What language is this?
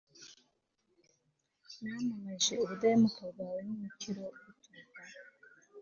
Kinyarwanda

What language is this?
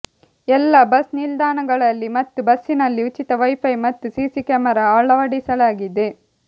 Kannada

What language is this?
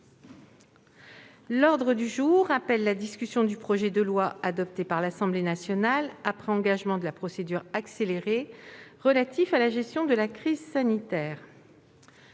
French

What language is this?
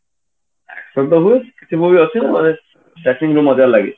Odia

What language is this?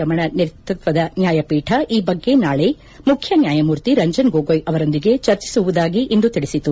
Kannada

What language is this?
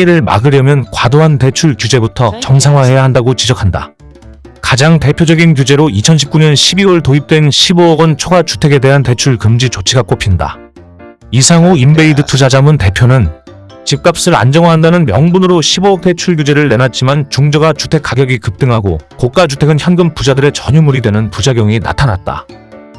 Korean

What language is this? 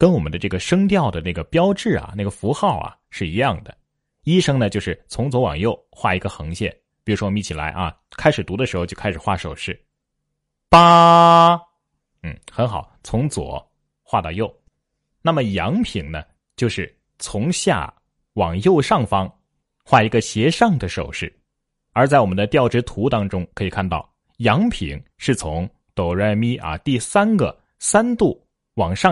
Chinese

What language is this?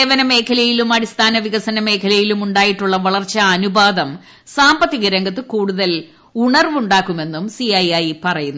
Malayalam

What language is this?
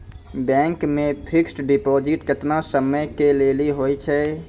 Maithili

